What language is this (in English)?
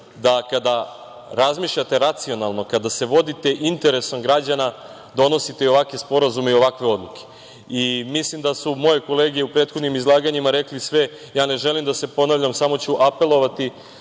Serbian